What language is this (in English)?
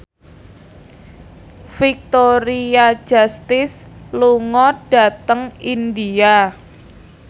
Javanese